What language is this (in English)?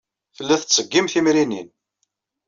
Kabyle